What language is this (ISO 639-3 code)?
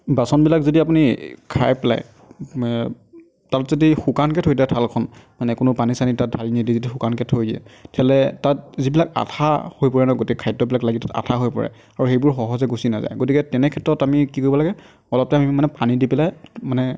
asm